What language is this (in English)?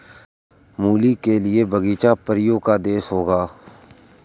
Hindi